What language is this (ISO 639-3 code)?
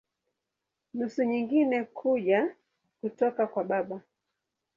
swa